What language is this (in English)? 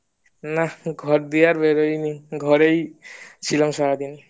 Bangla